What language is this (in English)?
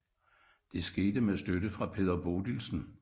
Danish